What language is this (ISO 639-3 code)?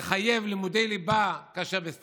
heb